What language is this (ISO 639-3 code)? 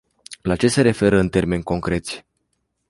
ron